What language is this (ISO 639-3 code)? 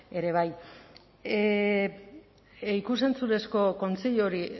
eus